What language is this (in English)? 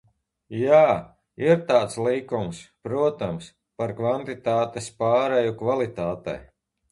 Latvian